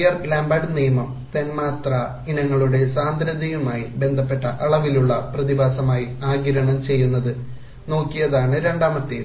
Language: Malayalam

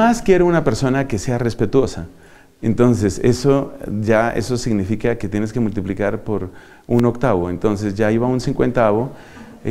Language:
Spanish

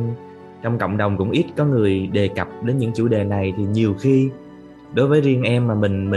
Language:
Vietnamese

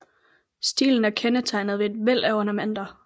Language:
Danish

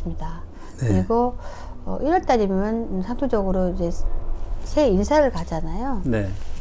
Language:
Korean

